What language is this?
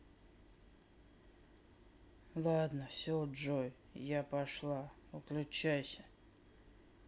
Russian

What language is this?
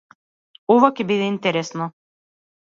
Macedonian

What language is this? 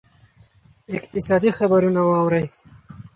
Pashto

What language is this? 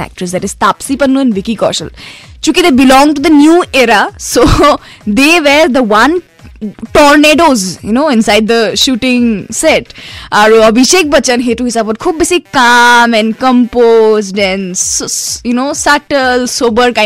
Hindi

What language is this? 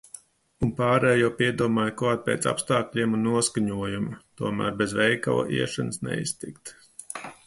Latvian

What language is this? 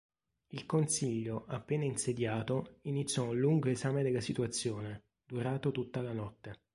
Italian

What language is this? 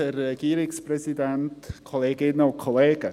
Swiss German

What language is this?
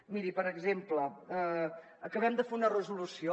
Catalan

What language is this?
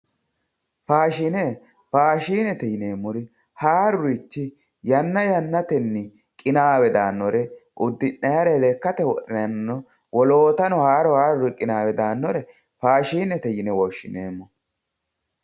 Sidamo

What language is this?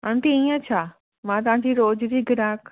Sindhi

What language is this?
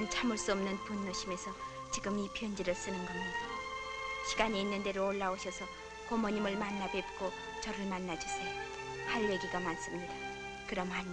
Korean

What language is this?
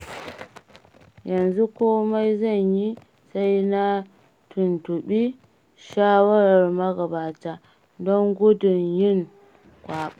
Hausa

